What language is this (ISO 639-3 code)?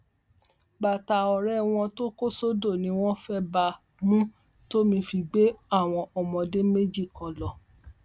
yor